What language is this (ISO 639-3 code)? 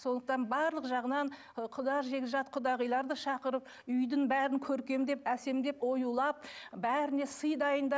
kaz